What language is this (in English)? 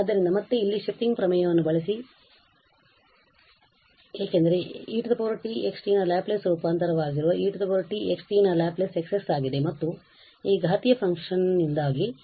Kannada